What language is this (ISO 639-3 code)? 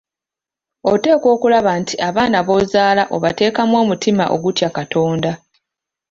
lug